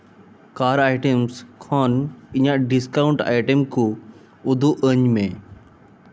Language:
Santali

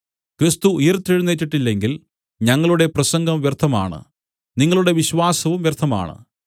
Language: Malayalam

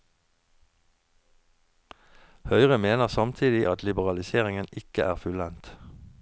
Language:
Norwegian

